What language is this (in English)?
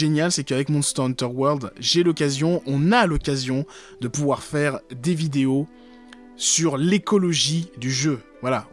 French